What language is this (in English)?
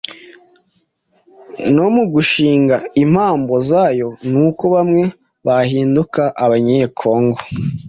Kinyarwanda